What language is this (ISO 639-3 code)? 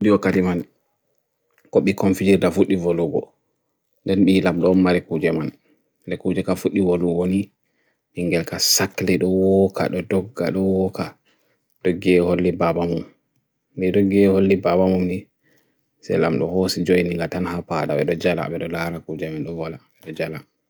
fui